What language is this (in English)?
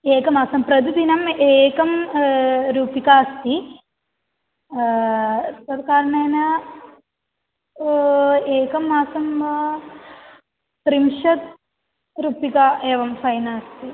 Sanskrit